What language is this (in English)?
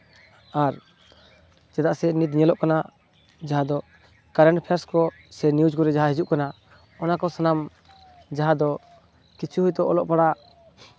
Santali